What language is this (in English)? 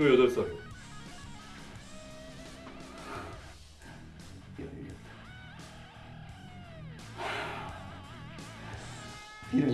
Korean